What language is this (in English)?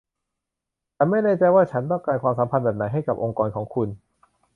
Thai